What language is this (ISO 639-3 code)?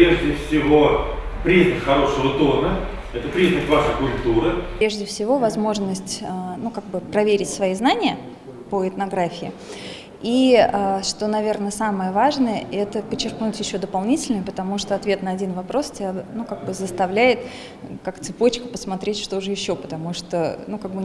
rus